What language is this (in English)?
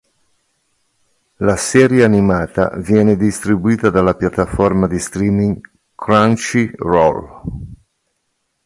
Italian